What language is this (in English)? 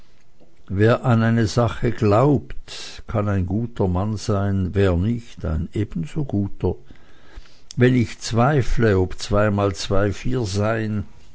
German